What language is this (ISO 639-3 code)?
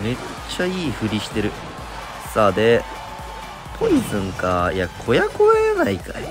jpn